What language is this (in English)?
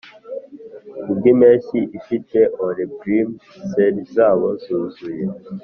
Kinyarwanda